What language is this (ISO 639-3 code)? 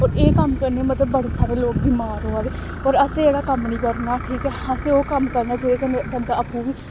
doi